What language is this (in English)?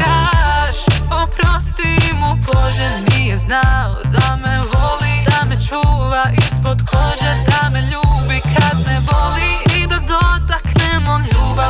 Croatian